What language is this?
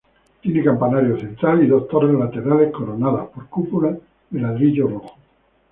Spanish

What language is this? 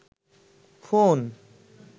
Bangla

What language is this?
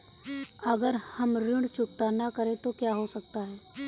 Hindi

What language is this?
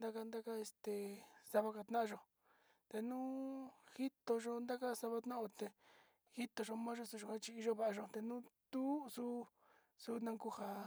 Sinicahua Mixtec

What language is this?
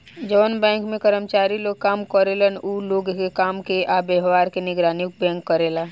Bhojpuri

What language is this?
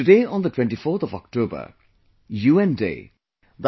English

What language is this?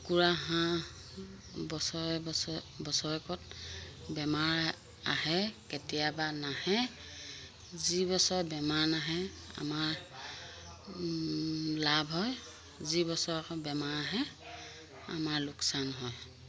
Assamese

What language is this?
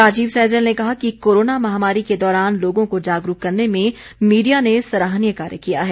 Hindi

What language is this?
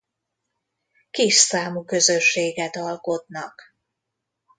Hungarian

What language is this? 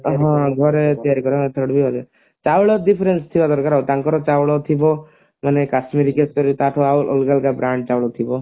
Odia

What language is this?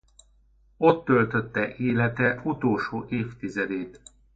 Hungarian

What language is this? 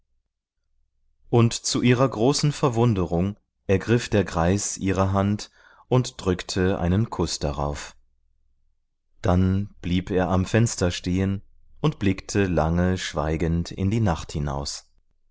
German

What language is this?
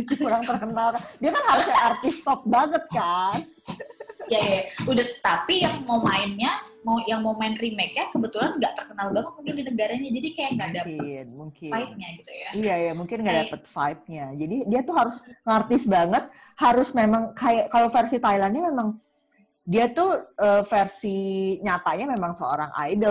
Indonesian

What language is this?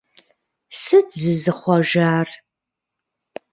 Kabardian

